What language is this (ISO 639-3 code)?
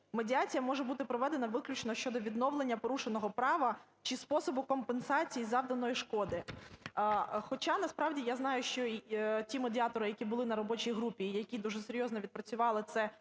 ukr